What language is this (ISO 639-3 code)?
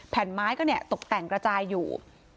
tha